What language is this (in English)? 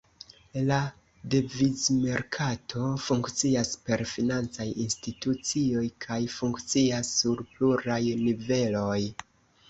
Esperanto